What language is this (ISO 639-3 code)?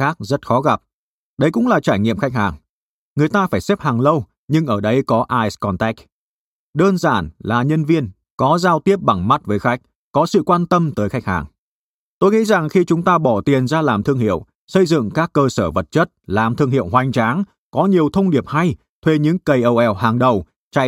vie